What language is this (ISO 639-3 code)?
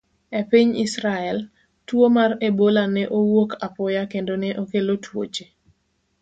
luo